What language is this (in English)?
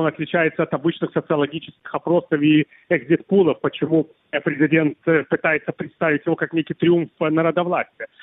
Russian